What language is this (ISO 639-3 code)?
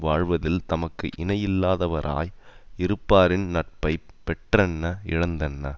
tam